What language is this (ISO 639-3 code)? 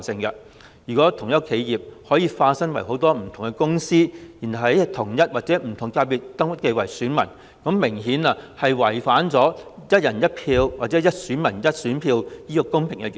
yue